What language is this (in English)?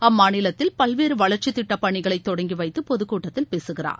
Tamil